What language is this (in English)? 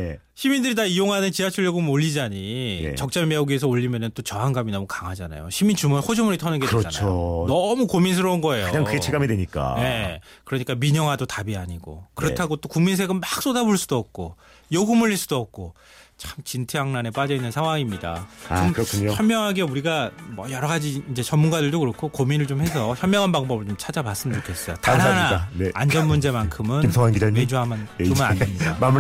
Korean